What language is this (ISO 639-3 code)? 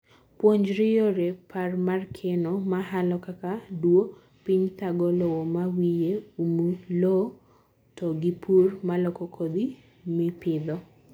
luo